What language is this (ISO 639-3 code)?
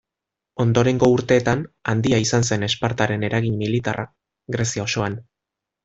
eus